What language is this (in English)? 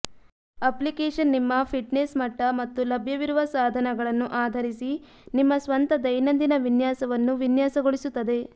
Kannada